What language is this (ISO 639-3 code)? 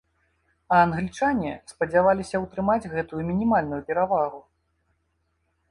bel